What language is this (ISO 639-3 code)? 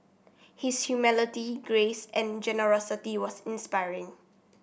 eng